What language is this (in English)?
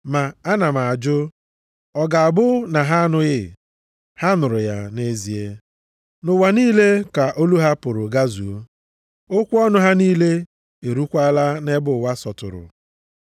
Igbo